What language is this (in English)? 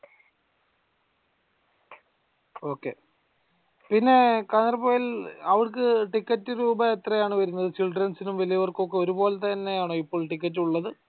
Malayalam